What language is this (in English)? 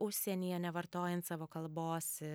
Lithuanian